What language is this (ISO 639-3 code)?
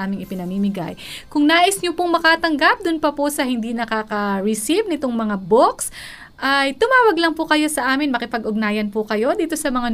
fil